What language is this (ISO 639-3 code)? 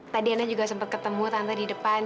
ind